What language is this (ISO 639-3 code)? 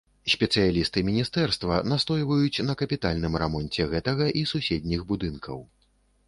bel